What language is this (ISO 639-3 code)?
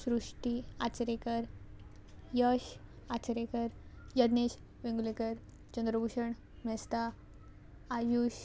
kok